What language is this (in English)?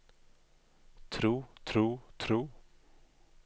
Norwegian